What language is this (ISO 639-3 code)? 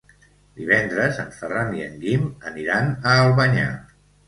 cat